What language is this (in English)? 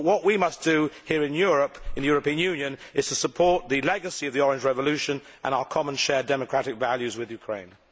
English